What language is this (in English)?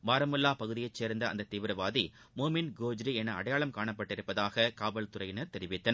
Tamil